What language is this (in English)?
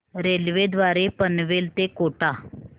Marathi